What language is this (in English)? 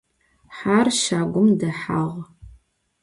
Adyghe